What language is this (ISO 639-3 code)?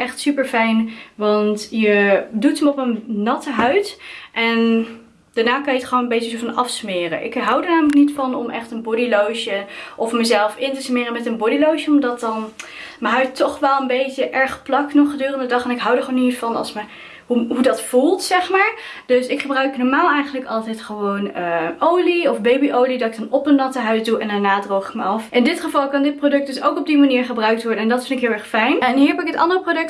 nld